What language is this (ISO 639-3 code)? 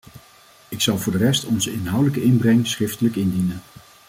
nld